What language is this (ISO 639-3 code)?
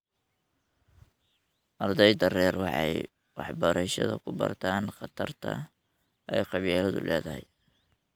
som